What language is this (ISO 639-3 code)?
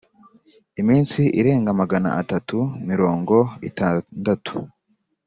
kin